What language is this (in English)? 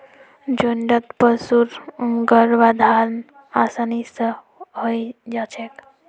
Magahi